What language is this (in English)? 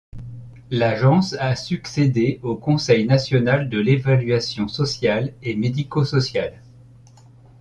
French